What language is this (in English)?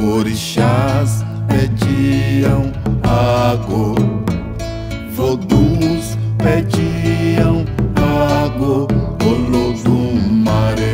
Portuguese